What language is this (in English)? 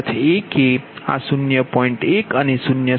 Gujarati